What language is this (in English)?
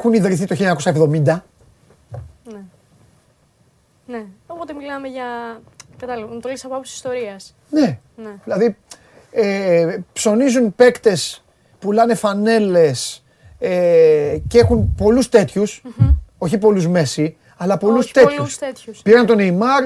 Greek